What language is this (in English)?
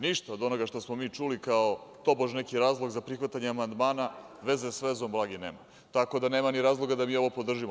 Serbian